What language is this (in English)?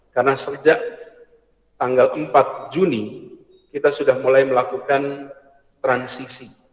Indonesian